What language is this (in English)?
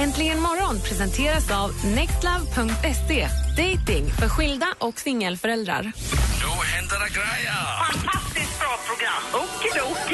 Swedish